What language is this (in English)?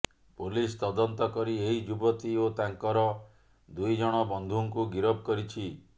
Odia